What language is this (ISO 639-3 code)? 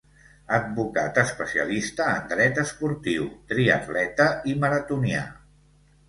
cat